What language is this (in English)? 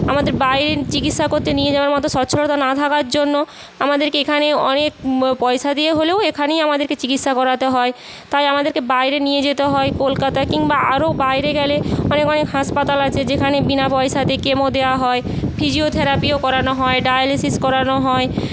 Bangla